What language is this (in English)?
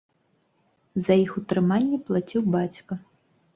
Belarusian